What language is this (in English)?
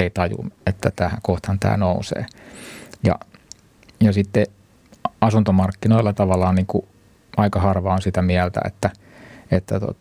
Finnish